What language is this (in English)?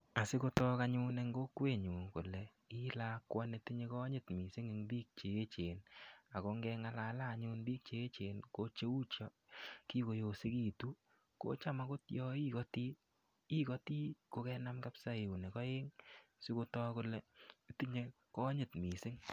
Kalenjin